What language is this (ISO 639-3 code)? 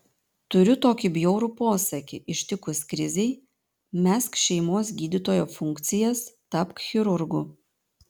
lit